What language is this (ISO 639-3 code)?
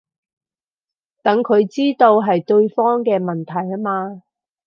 yue